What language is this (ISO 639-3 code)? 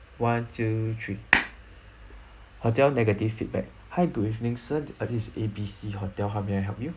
eng